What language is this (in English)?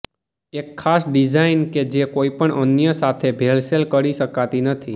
Gujarati